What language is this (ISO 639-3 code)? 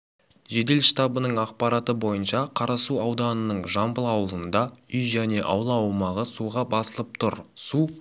kaz